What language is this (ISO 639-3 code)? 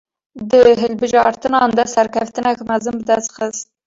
kur